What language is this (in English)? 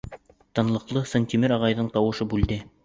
Bashkir